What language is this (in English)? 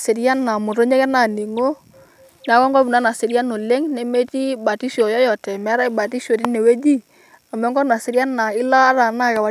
Masai